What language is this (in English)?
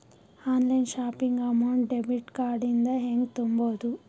Kannada